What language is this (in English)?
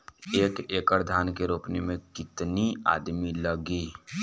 Bhojpuri